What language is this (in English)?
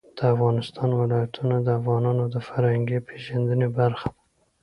Pashto